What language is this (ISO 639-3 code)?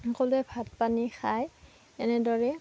asm